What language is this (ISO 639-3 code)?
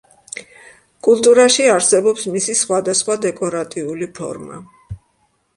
kat